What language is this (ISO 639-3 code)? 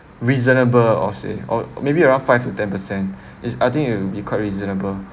eng